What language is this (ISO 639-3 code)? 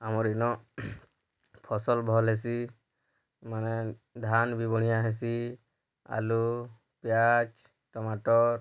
ori